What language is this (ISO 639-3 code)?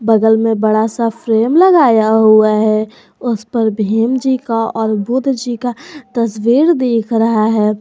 hin